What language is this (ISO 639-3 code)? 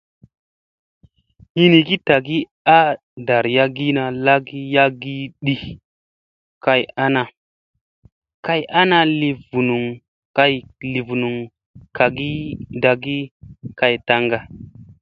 mse